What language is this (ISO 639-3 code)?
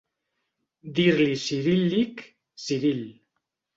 cat